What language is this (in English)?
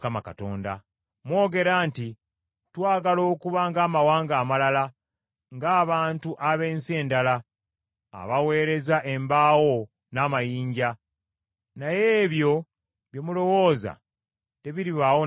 Ganda